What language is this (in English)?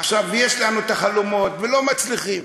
Hebrew